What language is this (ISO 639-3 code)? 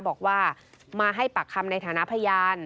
tha